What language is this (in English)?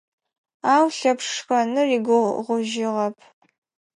Adyghe